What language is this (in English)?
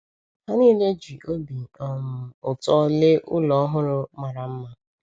Igbo